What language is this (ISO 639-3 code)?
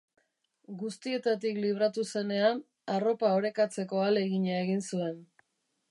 eus